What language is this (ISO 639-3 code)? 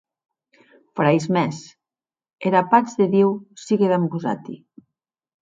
oci